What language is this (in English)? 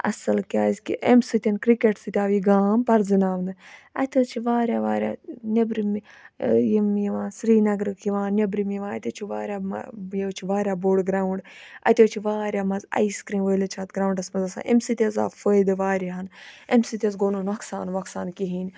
Kashmiri